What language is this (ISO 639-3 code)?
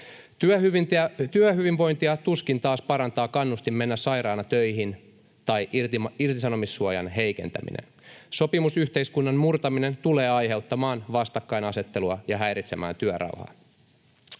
fin